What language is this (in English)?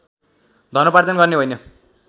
Nepali